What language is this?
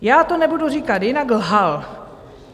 Czech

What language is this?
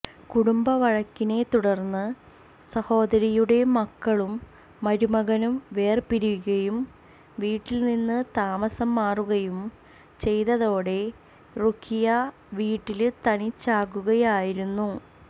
Malayalam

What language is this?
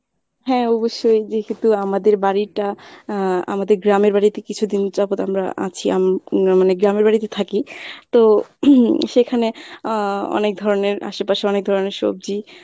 Bangla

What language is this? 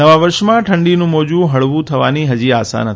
Gujarati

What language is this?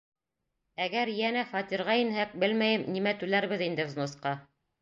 Bashkir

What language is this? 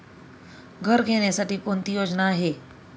Marathi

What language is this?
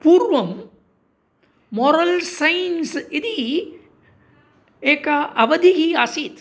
Sanskrit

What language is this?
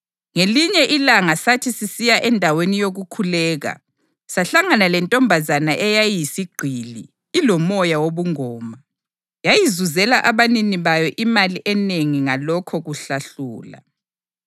North Ndebele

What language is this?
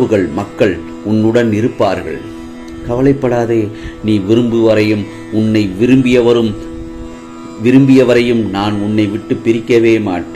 Arabic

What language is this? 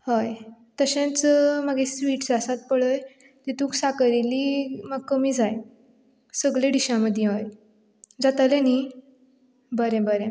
Konkani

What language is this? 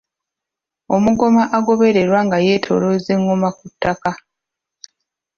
Ganda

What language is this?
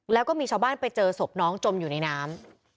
Thai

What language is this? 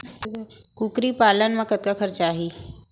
Chhattisgarhi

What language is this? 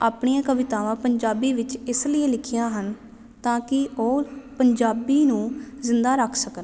Punjabi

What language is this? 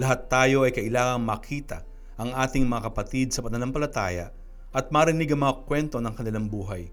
Filipino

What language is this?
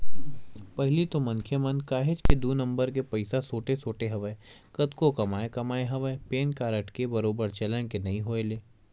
Chhattisgarhi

